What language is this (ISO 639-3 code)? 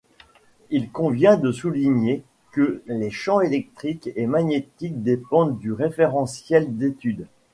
fra